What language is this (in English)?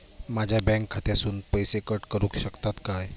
Marathi